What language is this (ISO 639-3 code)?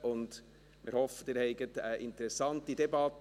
gsw